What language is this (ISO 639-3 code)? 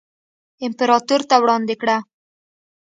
pus